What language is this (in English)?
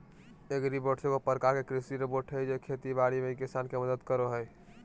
Magahi